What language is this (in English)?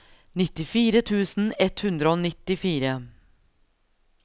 Norwegian